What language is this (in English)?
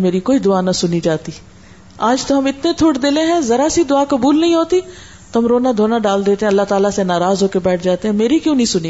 Urdu